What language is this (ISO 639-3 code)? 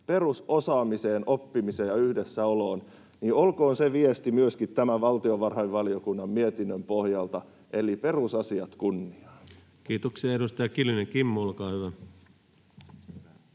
fin